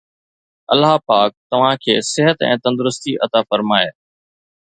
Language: Sindhi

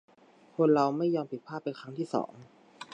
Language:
Thai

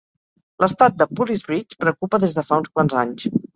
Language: Catalan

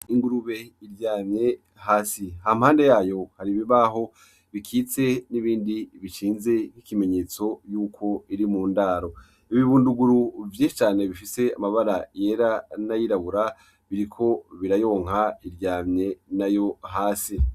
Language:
Rundi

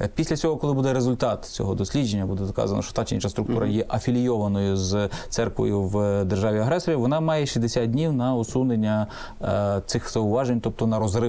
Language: Ukrainian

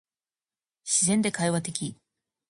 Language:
Japanese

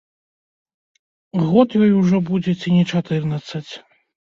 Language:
Belarusian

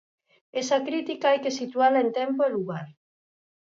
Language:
Galician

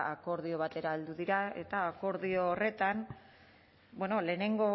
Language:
Basque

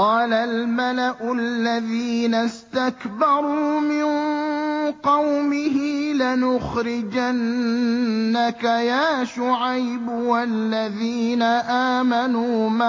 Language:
Arabic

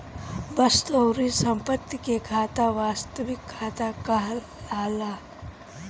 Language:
Bhojpuri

